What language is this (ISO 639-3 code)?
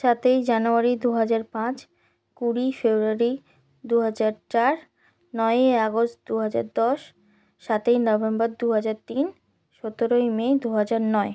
ben